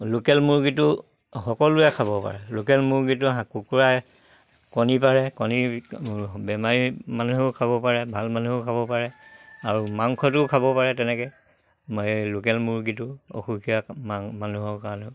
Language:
Assamese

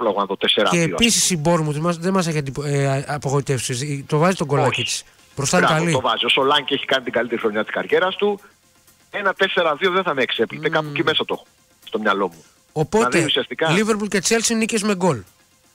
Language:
Greek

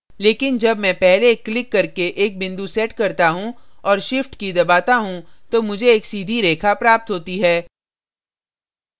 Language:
Hindi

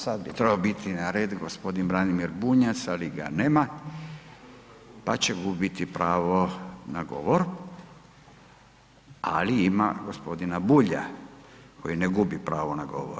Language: Croatian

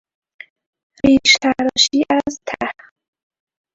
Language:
Persian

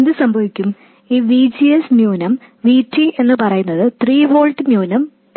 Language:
Malayalam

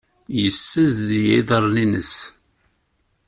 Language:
Kabyle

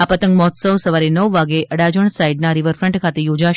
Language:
Gujarati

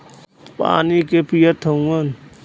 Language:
Bhojpuri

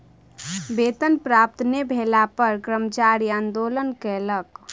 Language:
Maithili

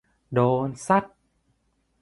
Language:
Thai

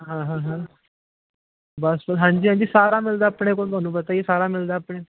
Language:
Punjabi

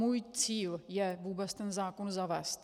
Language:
Czech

